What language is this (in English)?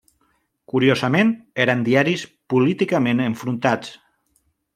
Catalan